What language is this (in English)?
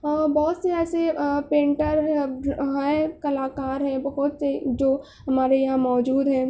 Urdu